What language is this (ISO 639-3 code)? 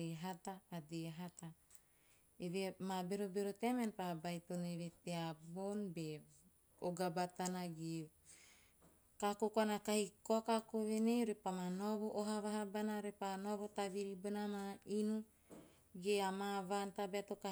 tio